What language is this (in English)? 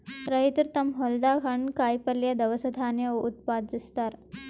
Kannada